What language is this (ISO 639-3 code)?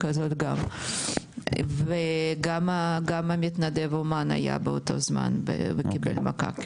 heb